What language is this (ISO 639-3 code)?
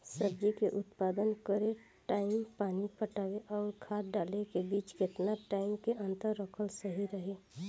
bho